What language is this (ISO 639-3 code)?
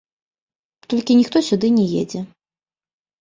bel